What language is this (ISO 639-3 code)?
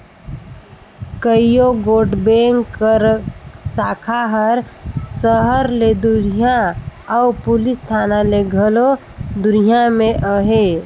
hne